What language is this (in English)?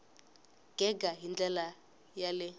Tsonga